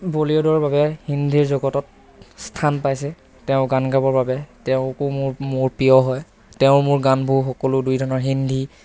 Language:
Assamese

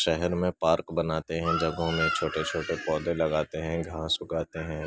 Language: Urdu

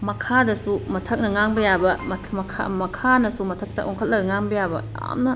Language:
Manipuri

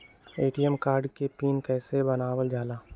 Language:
Magahi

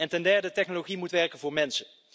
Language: Dutch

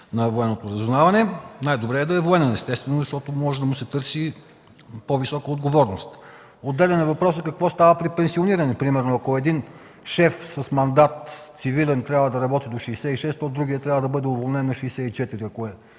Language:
Bulgarian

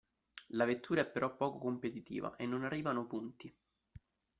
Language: Italian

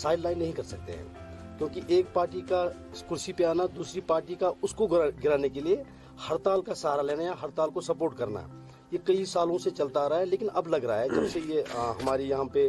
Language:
Urdu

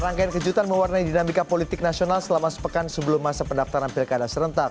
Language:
Indonesian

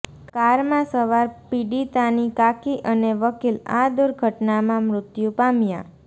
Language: Gujarati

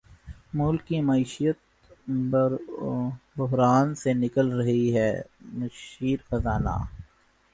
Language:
Urdu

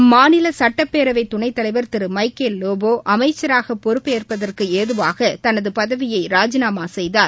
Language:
Tamil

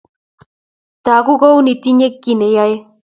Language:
Kalenjin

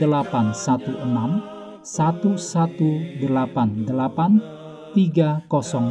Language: Indonesian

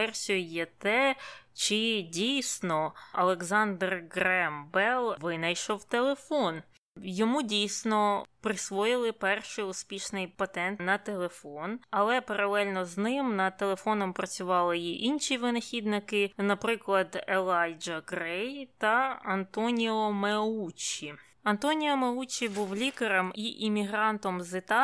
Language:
Ukrainian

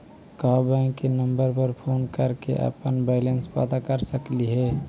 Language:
Magahi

